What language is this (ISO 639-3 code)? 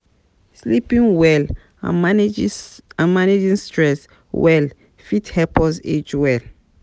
pcm